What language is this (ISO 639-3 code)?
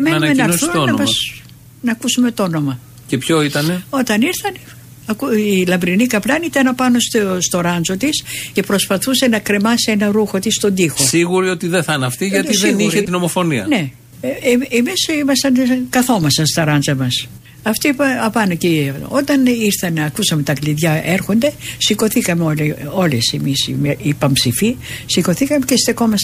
ell